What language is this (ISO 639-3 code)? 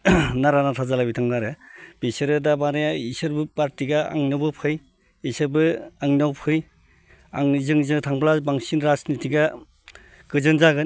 brx